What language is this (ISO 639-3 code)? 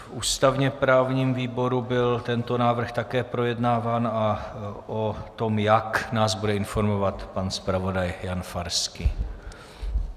ces